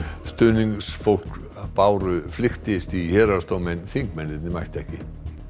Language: Icelandic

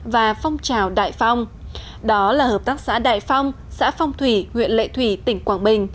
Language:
Vietnamese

